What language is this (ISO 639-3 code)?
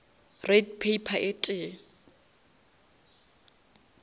nso